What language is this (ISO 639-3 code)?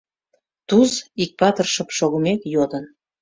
chm